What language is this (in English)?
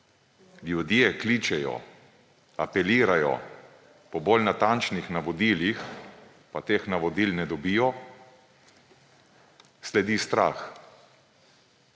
Slovenian